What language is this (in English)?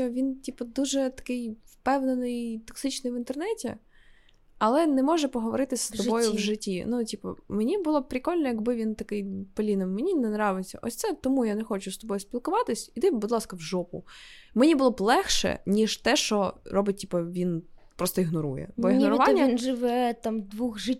Ukrainian